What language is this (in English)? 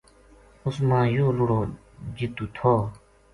Gujari